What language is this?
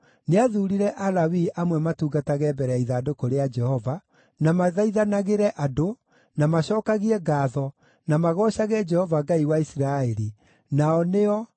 Kikuyu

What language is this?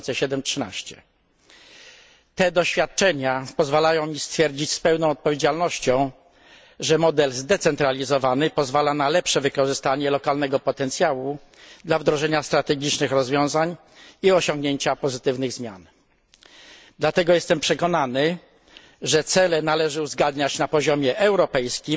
Polish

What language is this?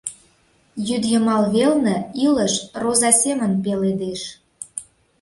Mari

